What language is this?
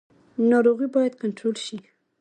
Pashto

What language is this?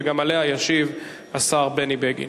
Hebrew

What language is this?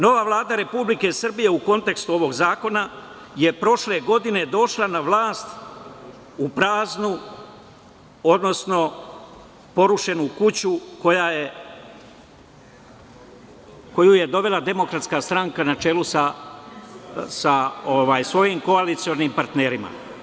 Serbian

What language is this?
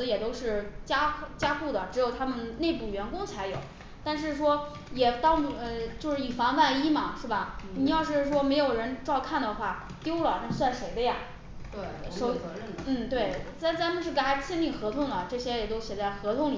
Chinese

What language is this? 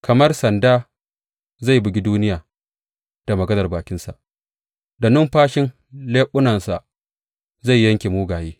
Hausa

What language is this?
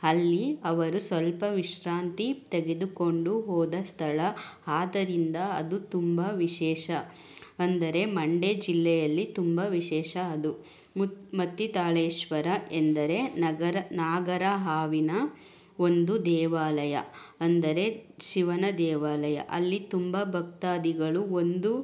Kannada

